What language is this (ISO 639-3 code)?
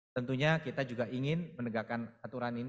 ind